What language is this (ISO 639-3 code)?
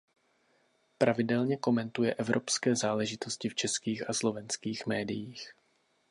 ces